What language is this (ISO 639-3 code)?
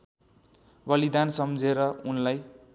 nep